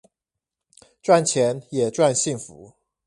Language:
Chinese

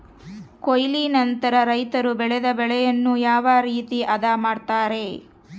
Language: Kannada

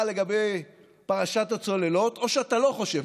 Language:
Hebrew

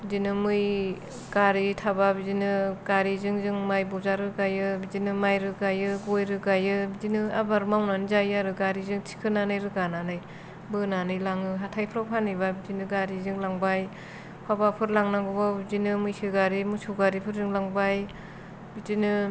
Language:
Bodo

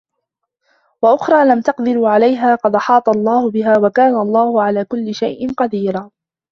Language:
Arabic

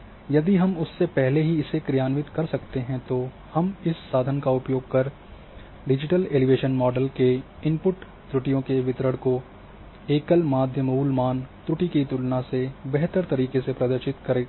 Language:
Hindi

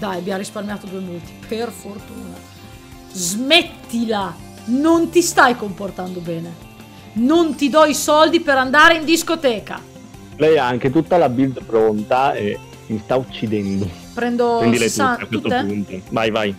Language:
Italian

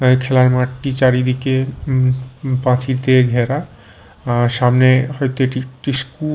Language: Bangla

